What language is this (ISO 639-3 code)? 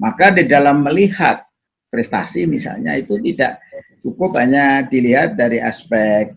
ind